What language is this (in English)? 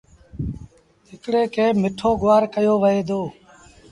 Sindhi Bhil